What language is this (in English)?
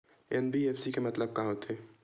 Chhattisgarhi